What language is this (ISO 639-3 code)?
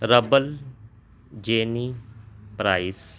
urd